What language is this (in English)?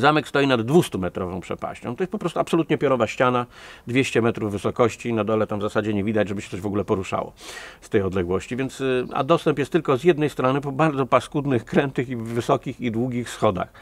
Polish